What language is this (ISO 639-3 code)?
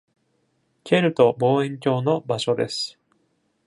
jpn